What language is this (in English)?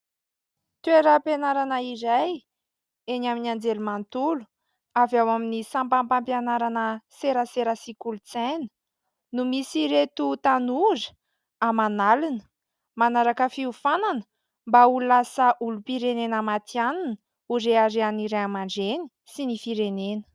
Malagasy